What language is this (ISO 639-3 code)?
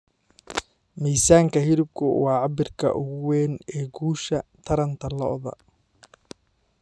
som